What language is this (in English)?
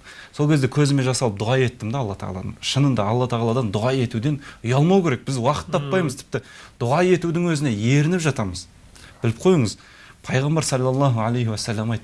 Turkish